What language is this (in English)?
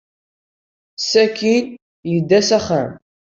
Kabyle